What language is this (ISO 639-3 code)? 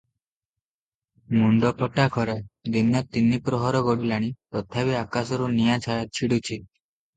ori